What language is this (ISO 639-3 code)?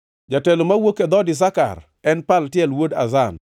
luo